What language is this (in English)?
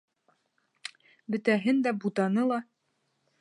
Bashkir